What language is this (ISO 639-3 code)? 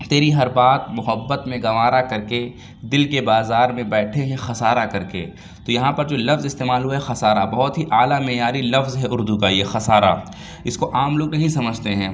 urd